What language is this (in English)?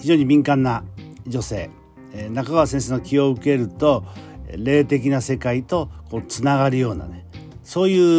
Japanese